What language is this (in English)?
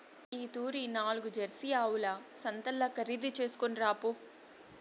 Telugu